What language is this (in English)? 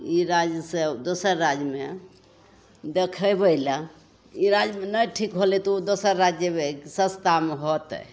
Maithili